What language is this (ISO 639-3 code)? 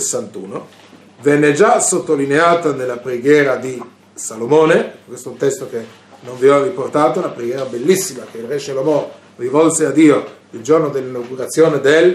ita